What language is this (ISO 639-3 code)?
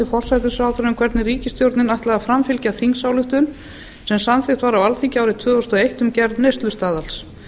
isl